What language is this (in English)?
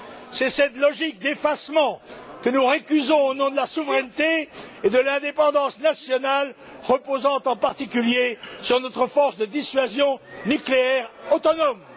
French